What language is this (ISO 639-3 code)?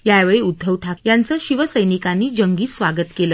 mar